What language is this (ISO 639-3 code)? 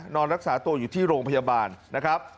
tha